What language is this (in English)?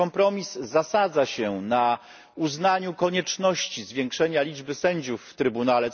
Polish